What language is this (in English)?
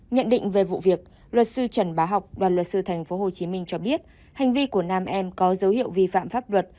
Vietnamese